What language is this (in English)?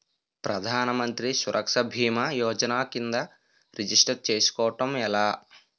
Telugu